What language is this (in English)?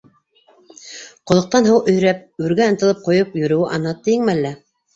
Bashkir